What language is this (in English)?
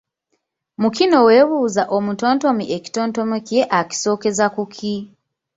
Ganda